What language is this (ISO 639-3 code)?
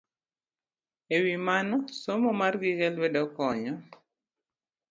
luo